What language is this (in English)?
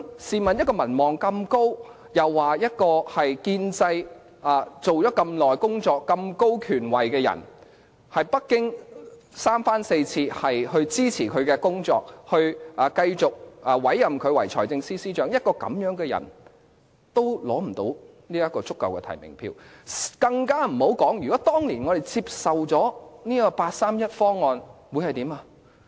Cantonese